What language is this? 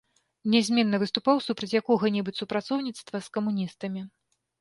Belarusian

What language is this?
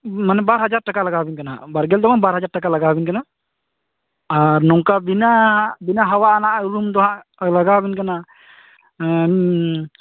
Santali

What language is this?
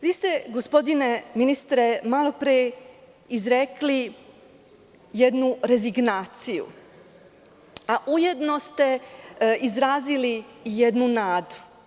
Serbian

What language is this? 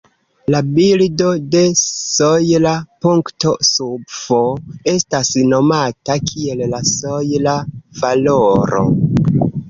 Esperanto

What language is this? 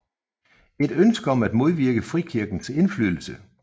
Danish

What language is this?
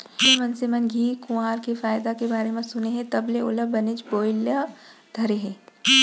Chhattisgarhi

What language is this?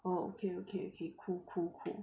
English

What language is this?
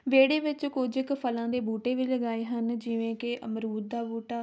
Punjabi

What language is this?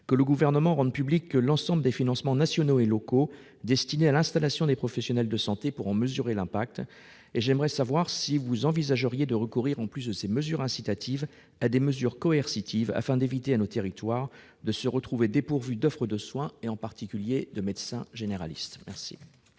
French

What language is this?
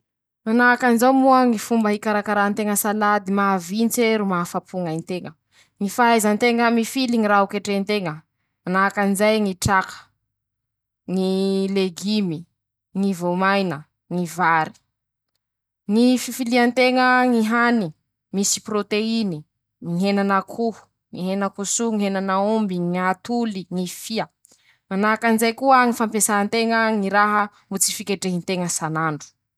Masikoro Malagasy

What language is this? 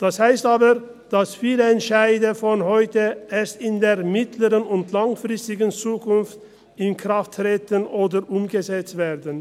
Swiss German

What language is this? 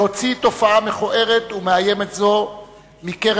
Hebrew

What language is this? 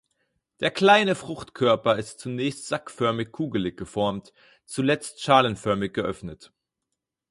German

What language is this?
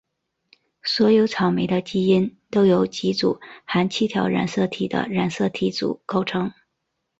Chinese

